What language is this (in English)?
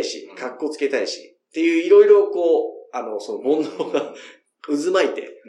Japanese